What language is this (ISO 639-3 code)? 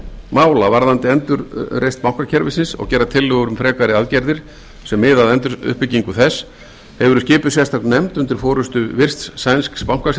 isl